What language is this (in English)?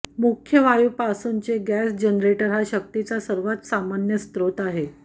Marathi